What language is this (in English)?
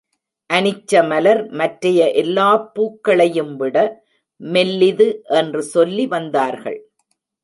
Tamil